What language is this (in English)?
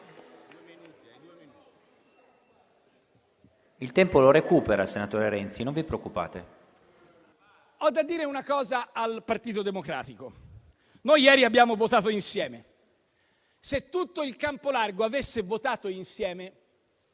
Italian